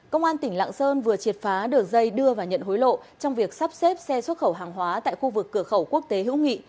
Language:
Vietnamese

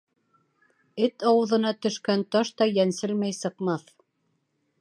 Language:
Bashkir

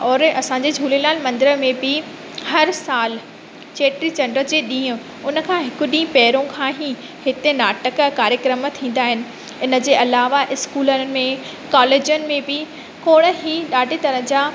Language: Sindhi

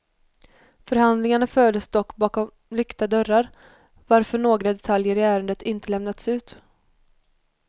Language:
Swedish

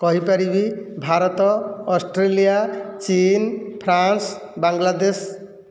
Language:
Odia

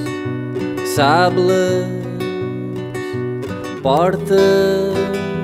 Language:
Turkish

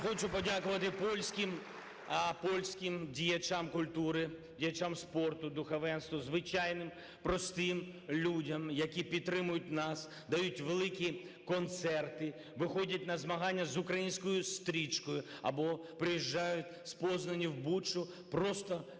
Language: Ukrainian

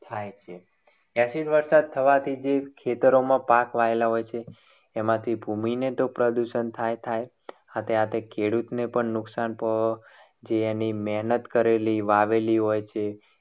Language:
Gujarati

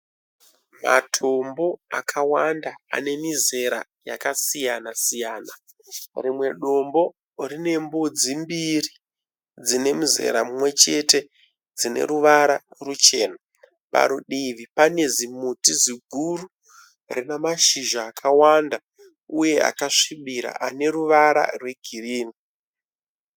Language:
Shona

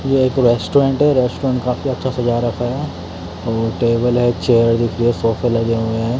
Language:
Hindi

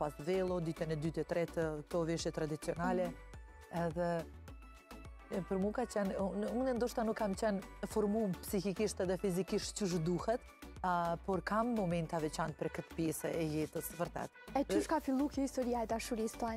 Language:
Romanian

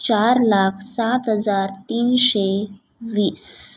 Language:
Marathi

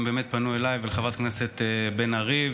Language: Hebrew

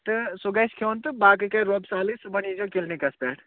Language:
Kashmiri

